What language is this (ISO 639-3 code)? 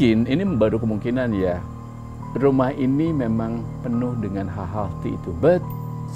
ind